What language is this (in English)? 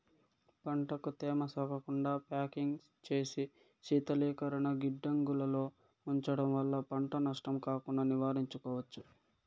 Telugu